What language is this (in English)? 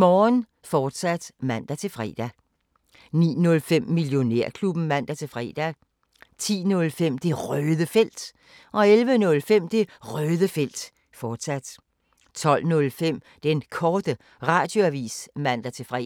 Danish